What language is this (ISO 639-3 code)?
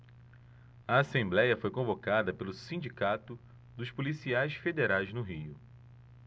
por